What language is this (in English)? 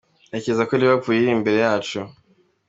Kinyarwanda